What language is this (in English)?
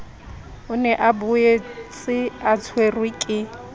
Southern Sotho